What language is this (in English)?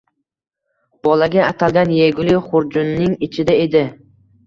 Uzbek